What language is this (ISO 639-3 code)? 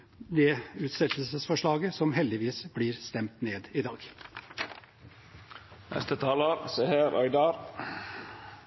nob